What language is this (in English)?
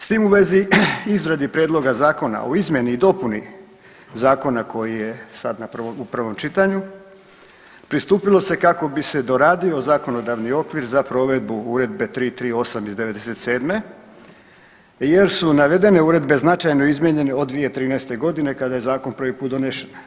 Croatian